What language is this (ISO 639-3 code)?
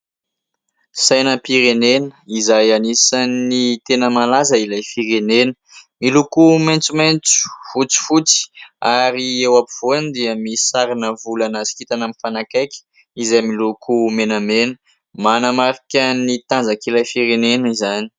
mlg